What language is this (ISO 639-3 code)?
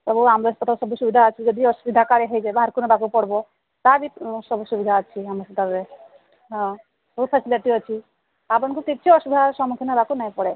ori